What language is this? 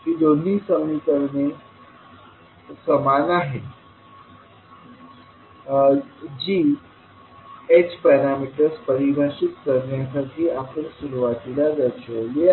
Marathi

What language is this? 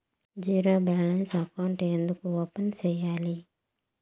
Telugu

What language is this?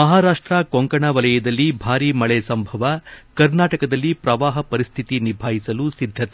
Kannada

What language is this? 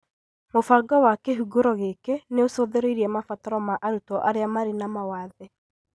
Kikuyu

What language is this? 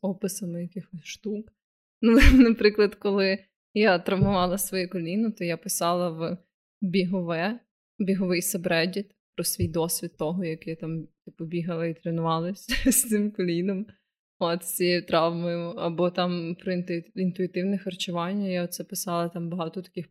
Ukrainian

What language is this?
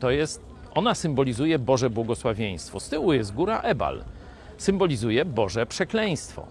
Polish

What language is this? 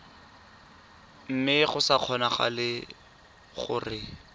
Tswana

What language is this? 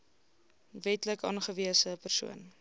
Afrikaans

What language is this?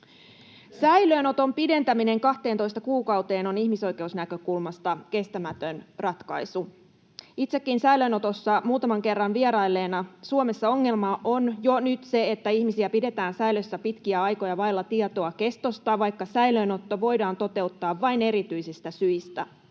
Finnish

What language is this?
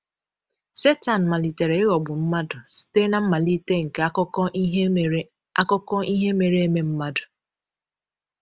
Igbo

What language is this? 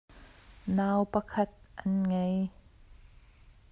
Hakha Chin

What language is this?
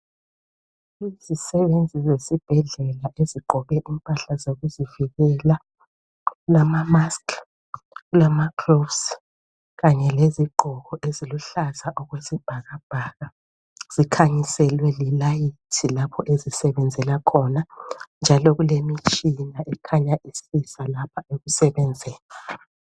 North Ndebele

